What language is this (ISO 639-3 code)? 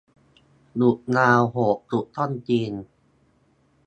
tha